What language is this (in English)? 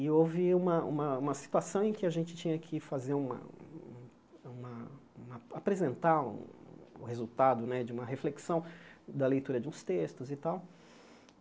Portuguese